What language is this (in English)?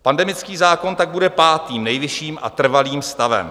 Czech